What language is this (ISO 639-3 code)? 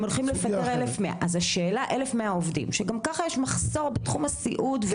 heb